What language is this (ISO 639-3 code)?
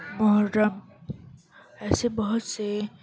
urd